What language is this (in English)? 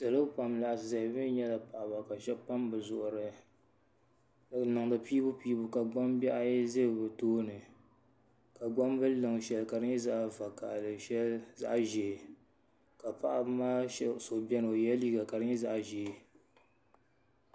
Dagbani